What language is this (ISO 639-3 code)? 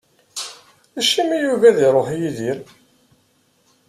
kab